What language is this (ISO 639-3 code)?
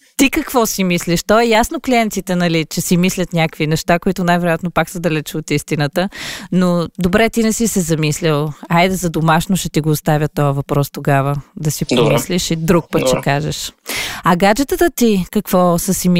bul